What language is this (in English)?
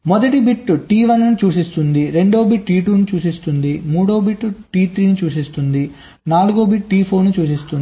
Telugu